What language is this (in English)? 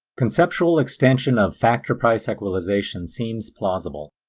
English